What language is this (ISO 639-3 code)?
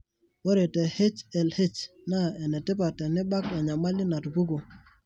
mas